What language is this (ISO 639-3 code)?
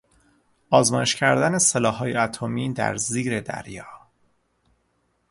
fas